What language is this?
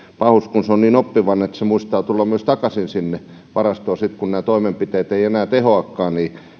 Finnish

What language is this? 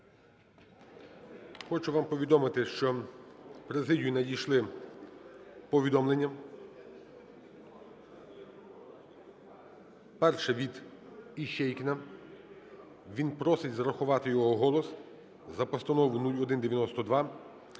Ukrainian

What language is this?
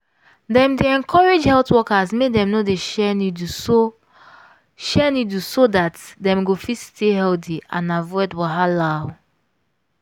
Nigerian Pidgin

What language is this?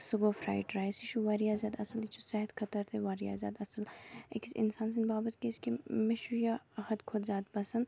Kashmiri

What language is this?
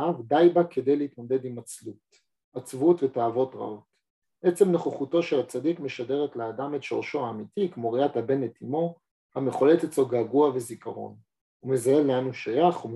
Hebrew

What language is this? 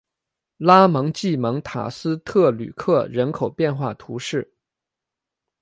Chinese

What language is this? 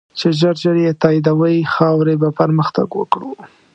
Pashto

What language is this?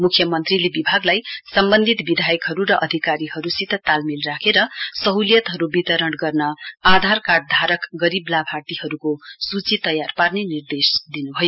Nepali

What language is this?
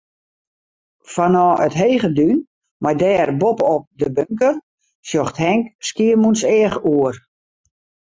Western Frisian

